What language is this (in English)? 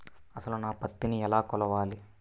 Telugu